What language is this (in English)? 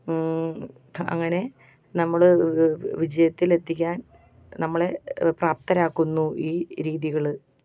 Malayalam